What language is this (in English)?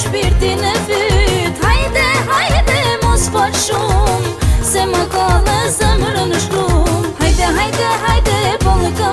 Bulgarian